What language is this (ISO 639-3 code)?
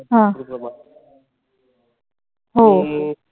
mar